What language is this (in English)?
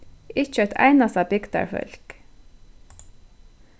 Faroese